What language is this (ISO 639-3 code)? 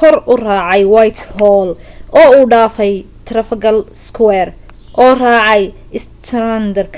som